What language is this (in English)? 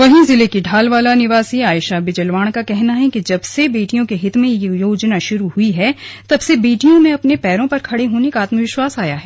Hindi